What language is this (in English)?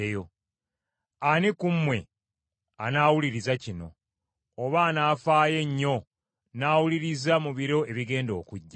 Ganda